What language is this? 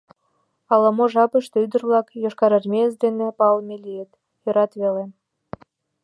Mari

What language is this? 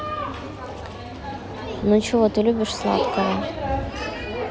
Russian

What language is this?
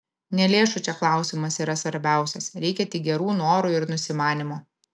Lithuanian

